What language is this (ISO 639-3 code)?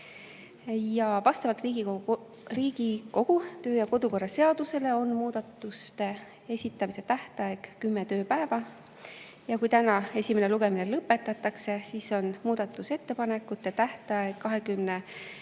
est